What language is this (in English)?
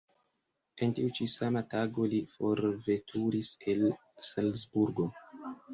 Esperanto